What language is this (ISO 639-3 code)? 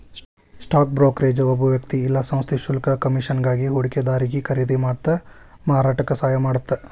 kan